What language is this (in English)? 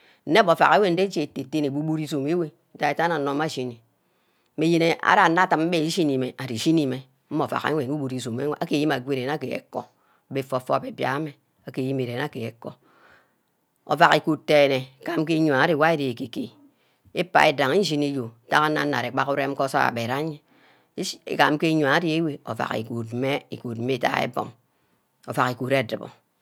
Ubaghara